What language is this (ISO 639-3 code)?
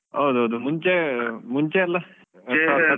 kan